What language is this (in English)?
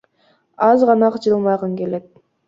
Kyrgyz